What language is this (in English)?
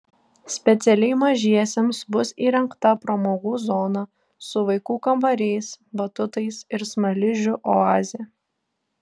Lithuanian